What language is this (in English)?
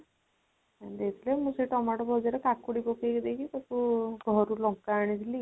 Odia